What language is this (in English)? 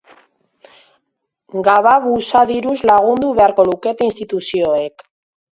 Basque